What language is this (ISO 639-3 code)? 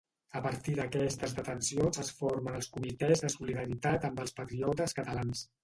cat